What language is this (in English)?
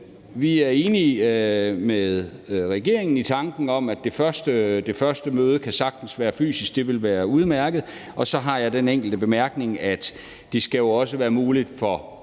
Danish